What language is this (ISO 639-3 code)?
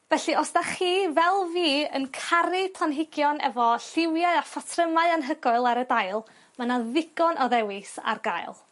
cym